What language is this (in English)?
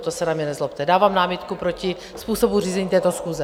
Czech